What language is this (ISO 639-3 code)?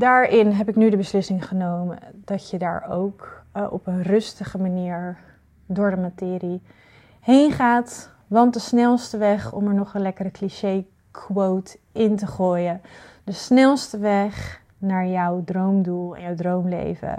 nld